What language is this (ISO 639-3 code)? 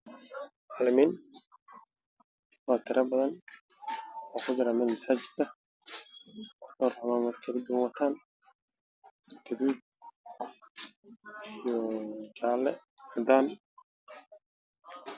som